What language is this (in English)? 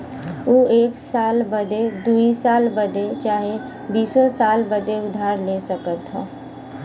Bhojpuri